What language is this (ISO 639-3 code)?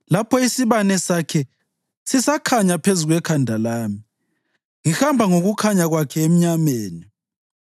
nde